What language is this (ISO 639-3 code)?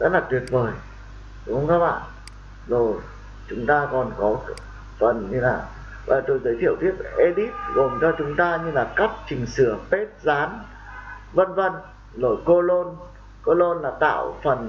vie